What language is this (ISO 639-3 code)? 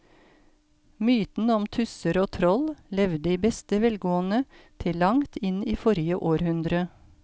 nor